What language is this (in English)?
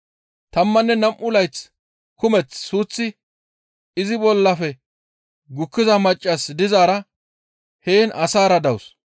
Gamo